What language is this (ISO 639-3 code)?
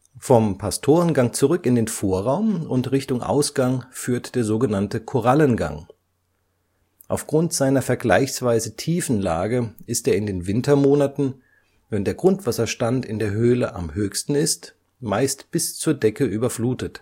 deu